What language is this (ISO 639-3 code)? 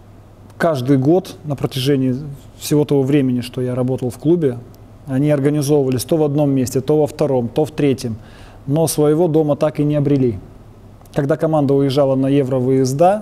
rus